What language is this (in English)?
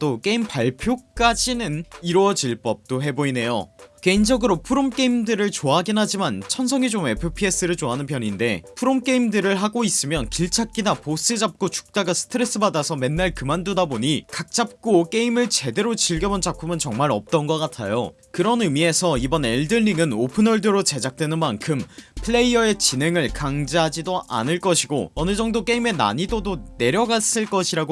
Korean